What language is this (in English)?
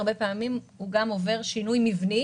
Hebrew